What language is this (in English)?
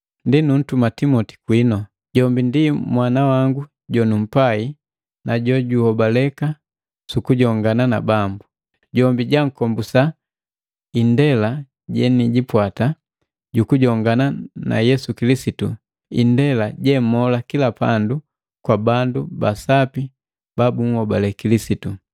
Matengo